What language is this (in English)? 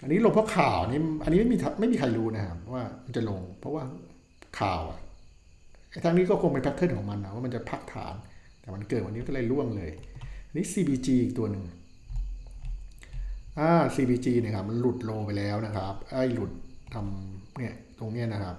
Thai